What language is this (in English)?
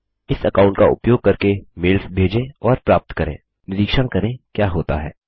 Hindi